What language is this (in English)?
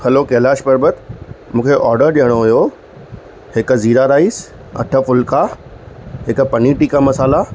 Sindhi